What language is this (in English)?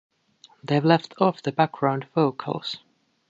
English